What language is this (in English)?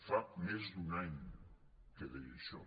Catalan